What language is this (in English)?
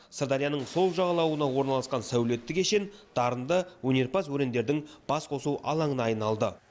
Kazakh